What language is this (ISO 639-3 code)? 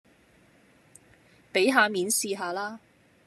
yue